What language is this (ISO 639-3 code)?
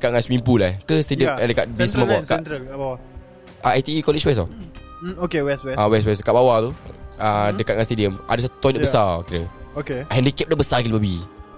msa